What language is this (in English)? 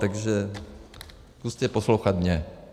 Czech